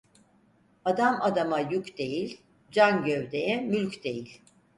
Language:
Turkish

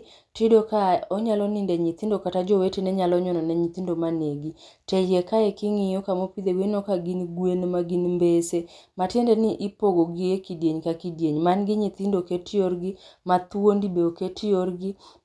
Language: Luo (Kenya and Tanzania)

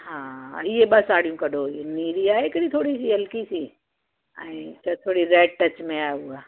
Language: Sindhi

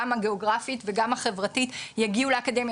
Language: Hebrew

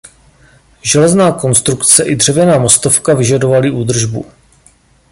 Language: Czech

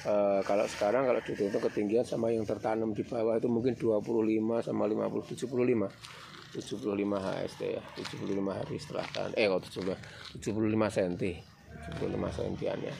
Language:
Indonesian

